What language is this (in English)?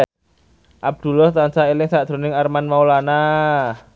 Javanese